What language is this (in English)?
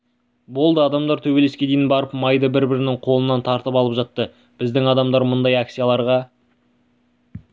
Kazakh